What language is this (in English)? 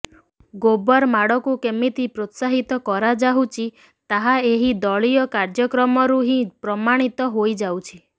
Odia